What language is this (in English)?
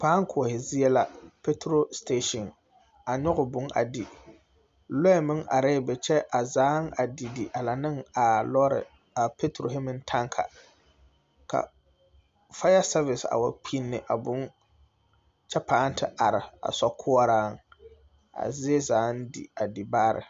Southern Dagaare